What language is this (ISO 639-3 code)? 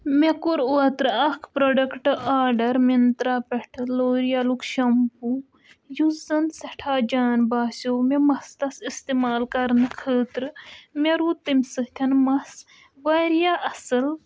kas